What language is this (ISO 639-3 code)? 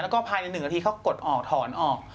tha